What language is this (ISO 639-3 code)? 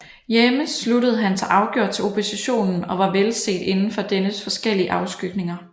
dan